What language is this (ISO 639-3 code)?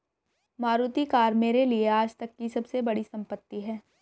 hin